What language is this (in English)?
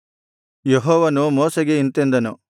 Kannada